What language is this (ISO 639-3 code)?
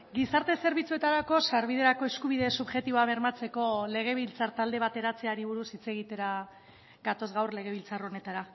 eus